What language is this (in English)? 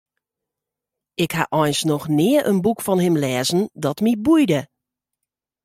Western Frisian